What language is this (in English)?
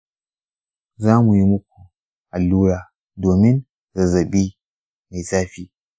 Hausa